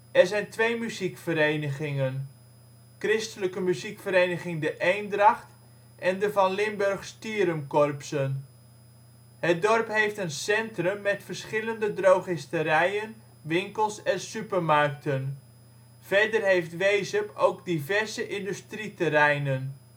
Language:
Dutch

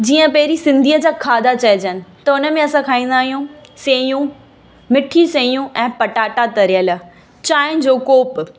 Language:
Sindhi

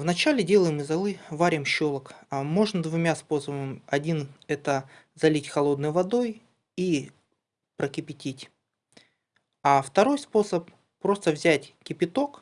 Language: Russian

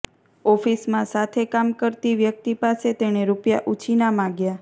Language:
Gujarati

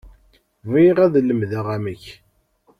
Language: Kabyle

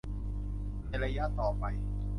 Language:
Thai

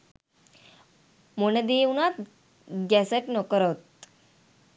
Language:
Sinhala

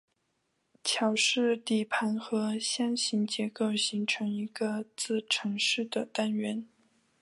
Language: Chinese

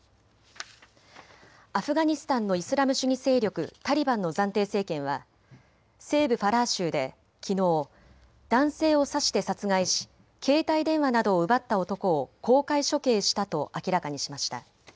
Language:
Japanese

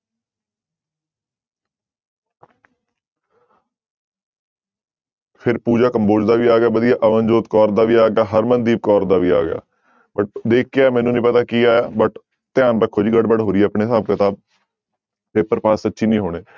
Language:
Punjabi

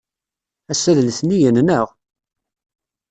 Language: Kabyle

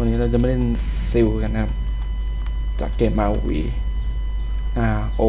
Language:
Thai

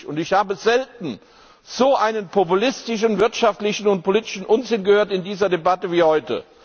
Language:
German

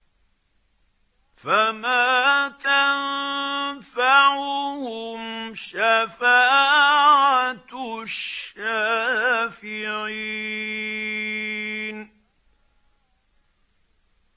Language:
Arabic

